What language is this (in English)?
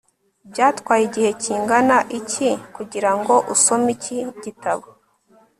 Kinyarwanda